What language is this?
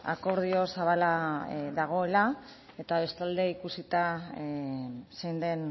Basque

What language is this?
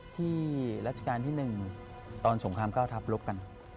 Thai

